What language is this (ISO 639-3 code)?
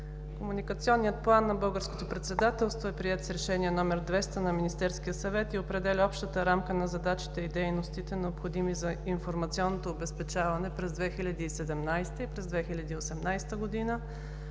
bul